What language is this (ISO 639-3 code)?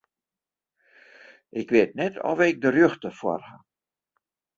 fry